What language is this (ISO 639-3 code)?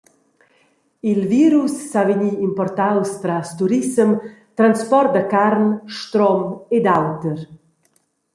roh